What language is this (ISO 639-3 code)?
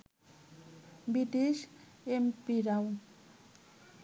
ben